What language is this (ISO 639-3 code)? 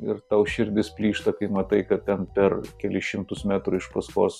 lit